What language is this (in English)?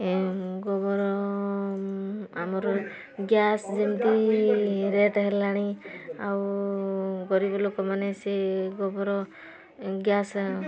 Odia